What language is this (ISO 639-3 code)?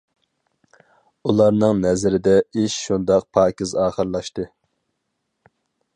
uig